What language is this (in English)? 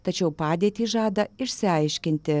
Lithuanian